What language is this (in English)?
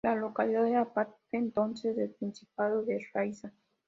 Spanish